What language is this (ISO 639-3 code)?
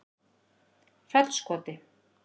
isl